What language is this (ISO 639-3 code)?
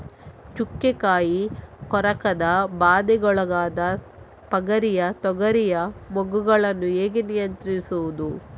kan